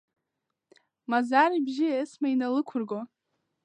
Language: Abkhazian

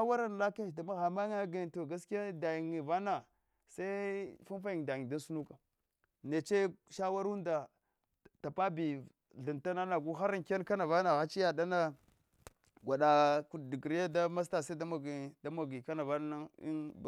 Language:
Hwana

